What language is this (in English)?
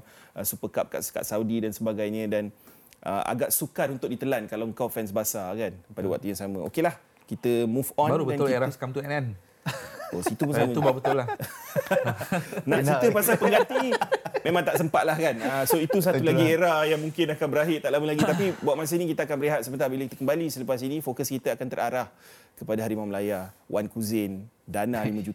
Malay